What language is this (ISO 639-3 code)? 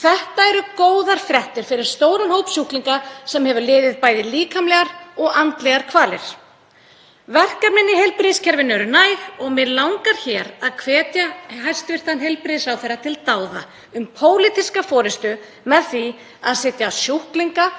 isl